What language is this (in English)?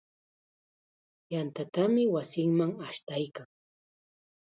Chiquián Ancash Quechua